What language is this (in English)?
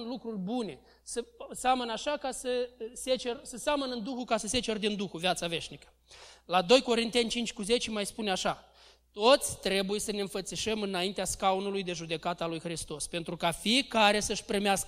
Romanian